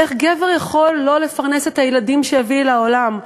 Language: Hebrew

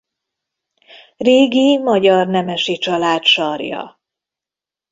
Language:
Hungarian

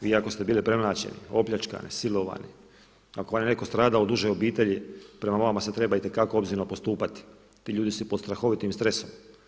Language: Croatian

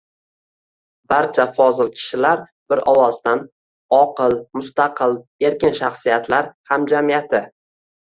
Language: Uzbek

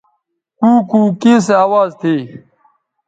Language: Bateri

